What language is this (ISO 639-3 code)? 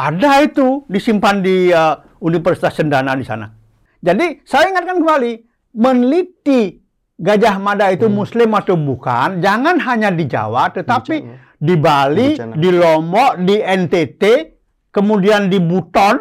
ind